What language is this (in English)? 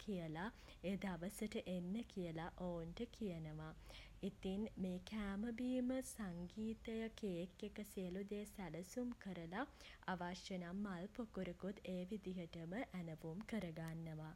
Sinhala